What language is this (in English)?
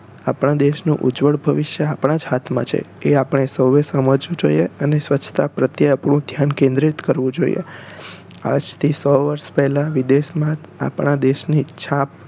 Gujarati